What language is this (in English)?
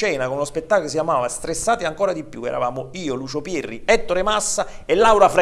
Italian